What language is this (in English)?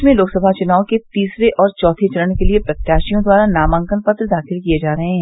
Hindi